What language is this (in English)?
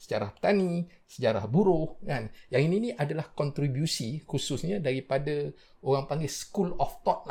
Malay